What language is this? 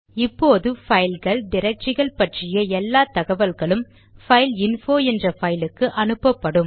Tamil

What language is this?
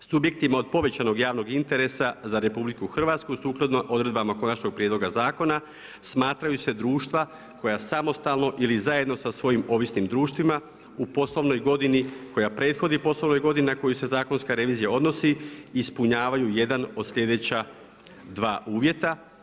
Croatian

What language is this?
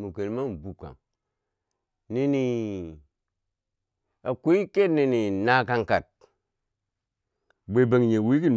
Bangwinji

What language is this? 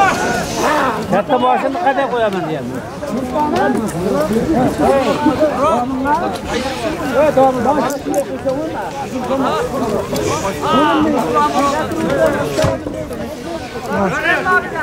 Turkish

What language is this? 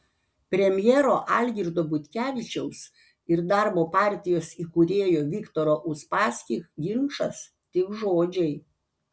Lithuanian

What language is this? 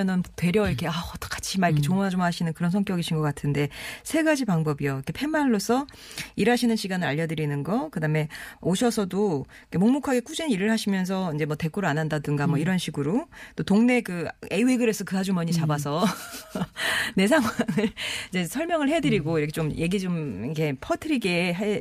Korean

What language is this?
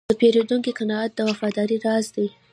Pashto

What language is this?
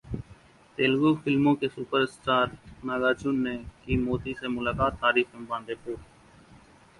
Hindi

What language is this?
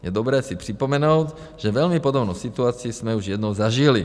Czech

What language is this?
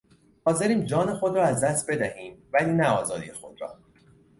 Persian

